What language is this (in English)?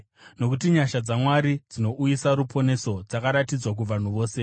Shona